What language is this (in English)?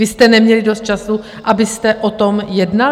Czech